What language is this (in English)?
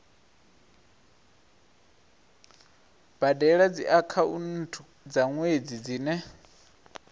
Venda